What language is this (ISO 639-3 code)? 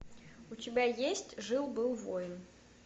rus